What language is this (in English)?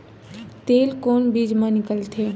Chhattisgarhi